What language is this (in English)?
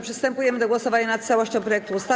Polish